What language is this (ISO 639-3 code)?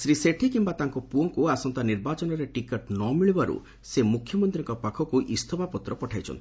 ori